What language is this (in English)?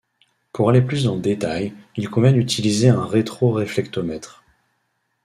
French